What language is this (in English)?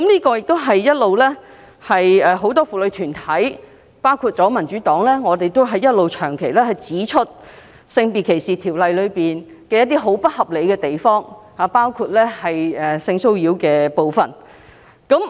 Cantonese